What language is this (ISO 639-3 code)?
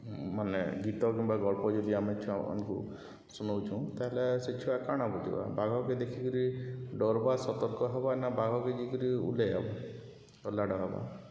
ori